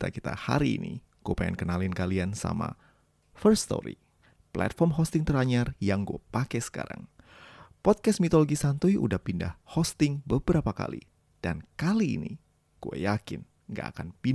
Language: Indonesian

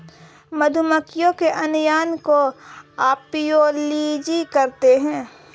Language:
Hindi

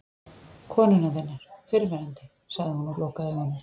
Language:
Icelandic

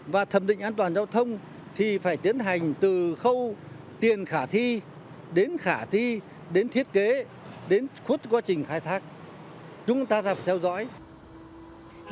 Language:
Vietnamese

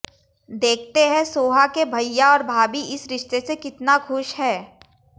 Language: Hindi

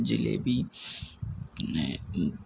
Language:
Malayalam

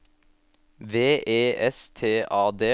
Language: Norwegian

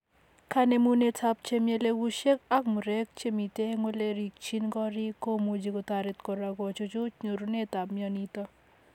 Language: Kalenjin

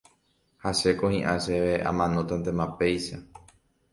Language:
Guarani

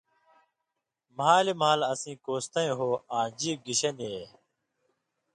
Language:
Indus Kohistani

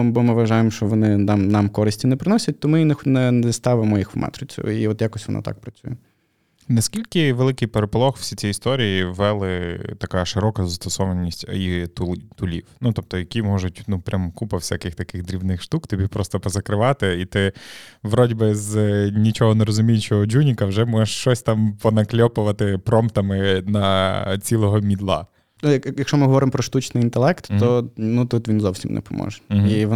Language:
Ukrainian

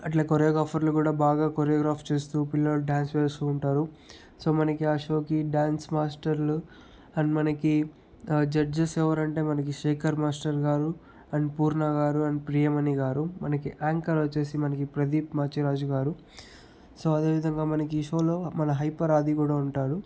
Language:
Telugu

